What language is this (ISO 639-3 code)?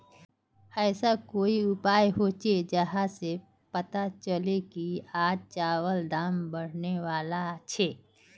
mag